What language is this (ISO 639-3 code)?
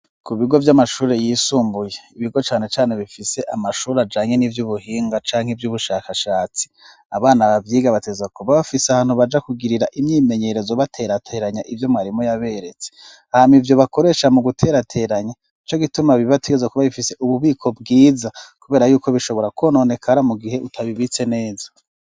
run